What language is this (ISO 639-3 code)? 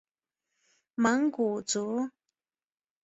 zho